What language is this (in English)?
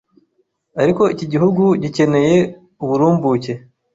Kinyarwanda